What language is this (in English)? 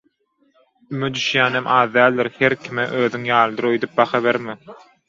Turkmen